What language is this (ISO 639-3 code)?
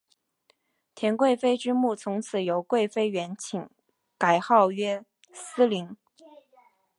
zho